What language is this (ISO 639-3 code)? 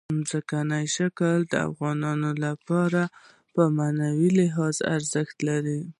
pus